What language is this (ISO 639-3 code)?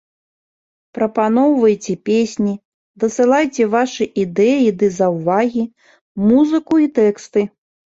bel